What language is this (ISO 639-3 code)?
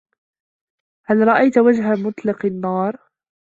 ara